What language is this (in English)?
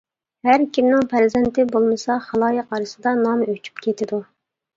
Uyghur